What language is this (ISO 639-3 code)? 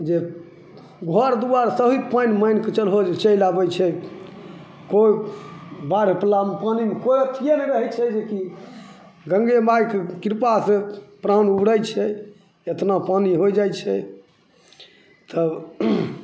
mai